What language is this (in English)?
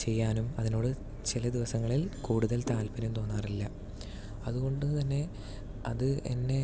Malayalam